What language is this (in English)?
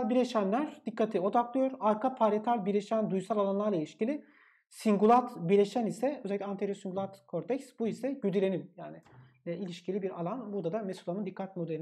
Turkish